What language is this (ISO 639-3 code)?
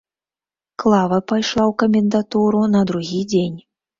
bel